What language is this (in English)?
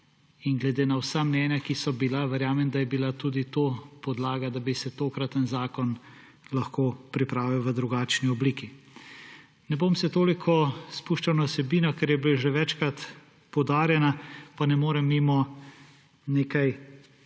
Slovenian